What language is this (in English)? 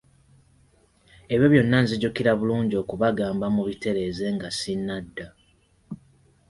Ganda